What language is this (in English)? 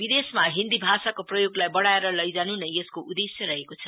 Nepali